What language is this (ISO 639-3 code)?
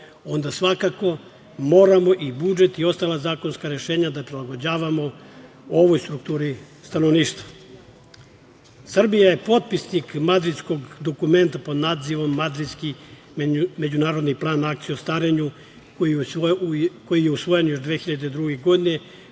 srp